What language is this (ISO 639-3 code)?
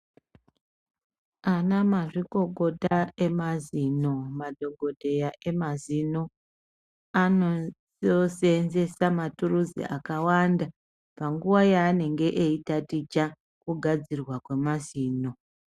ndc